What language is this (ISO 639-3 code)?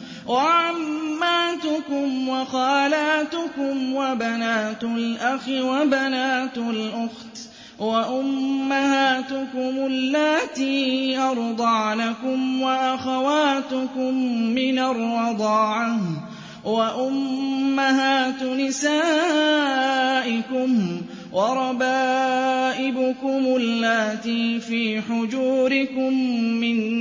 ara